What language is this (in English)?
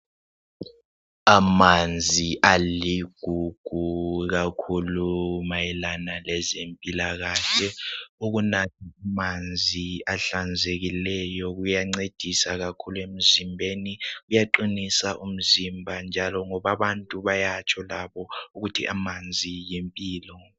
North Ndebele